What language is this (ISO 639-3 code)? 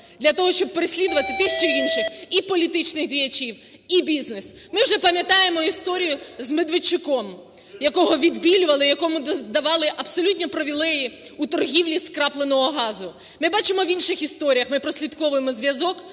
ukr